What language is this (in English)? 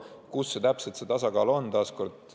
Estonian